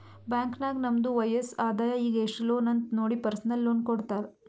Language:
Kannada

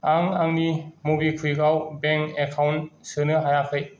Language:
Bodo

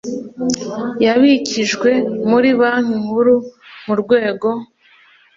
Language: Kinyarwanda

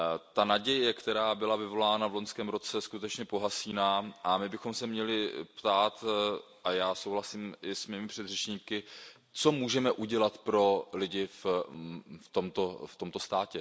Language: Czech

